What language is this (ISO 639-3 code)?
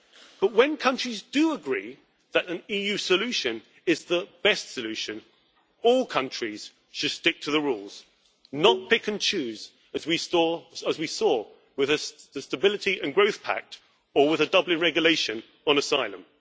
eng